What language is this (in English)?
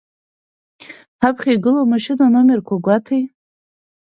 Abkhazian